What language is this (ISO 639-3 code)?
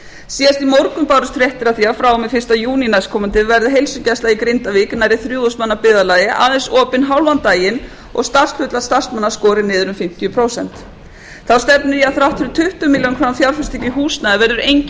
isl